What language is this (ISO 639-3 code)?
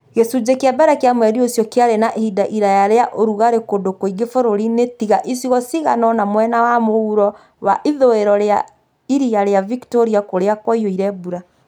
kik